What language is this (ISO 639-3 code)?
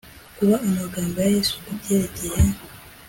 kin